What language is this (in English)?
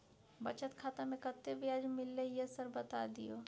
Maithili